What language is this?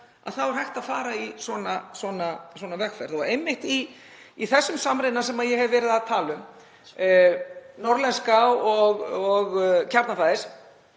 Icelandic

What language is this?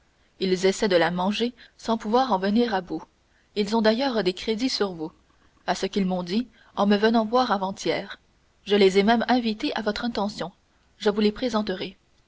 French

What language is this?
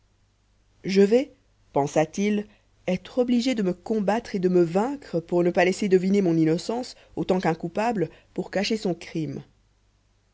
French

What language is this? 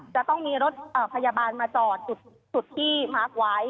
Thai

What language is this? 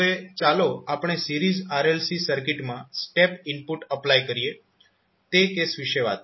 Gujarati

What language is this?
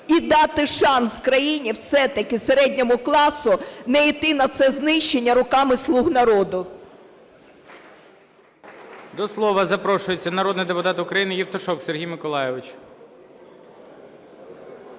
Ukrainian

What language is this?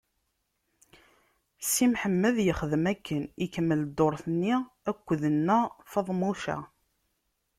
Kabyle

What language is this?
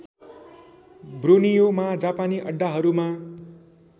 Nepali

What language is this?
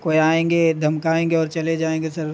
Urdu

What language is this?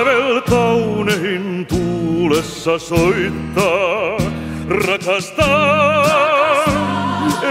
Finnish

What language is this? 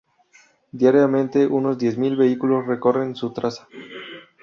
Spanish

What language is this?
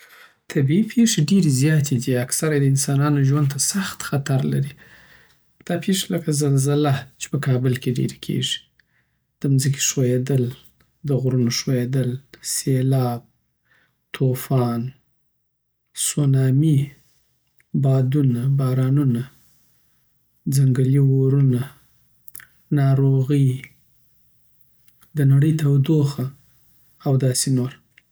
Southern Pashto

